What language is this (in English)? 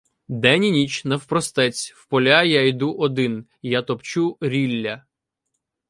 Ukrainian